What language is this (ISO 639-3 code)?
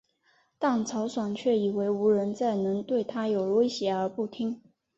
zho